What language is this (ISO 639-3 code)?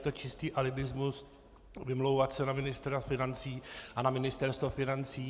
ces